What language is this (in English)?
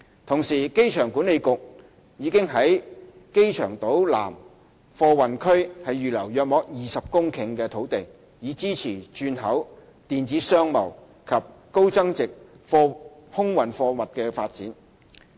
Cantonese